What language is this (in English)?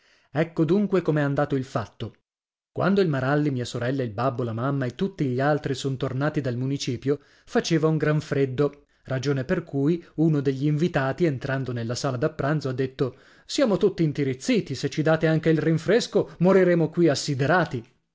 Italian